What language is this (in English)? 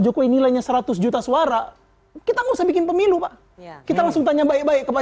Indonesian